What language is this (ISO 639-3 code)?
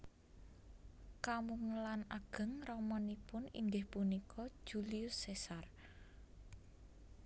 jav